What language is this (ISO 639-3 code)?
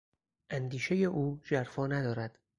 fas